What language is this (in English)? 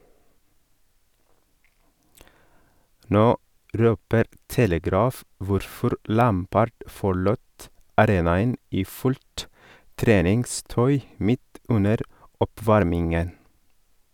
Norwegian